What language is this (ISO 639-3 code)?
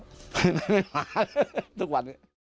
tha